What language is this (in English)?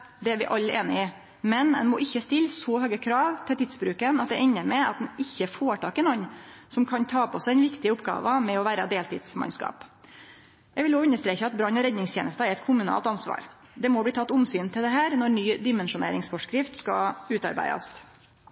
Norwegian Nynorsk